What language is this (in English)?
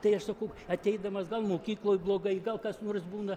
Lithuanian